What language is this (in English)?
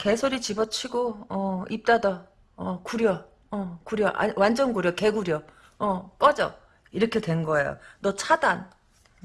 Korean